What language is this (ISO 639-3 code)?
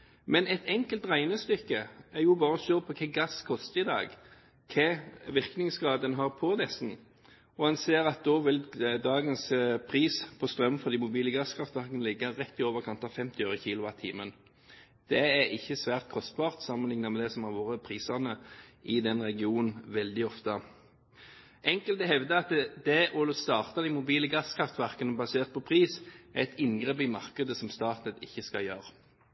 nob